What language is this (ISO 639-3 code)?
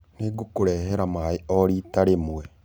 kik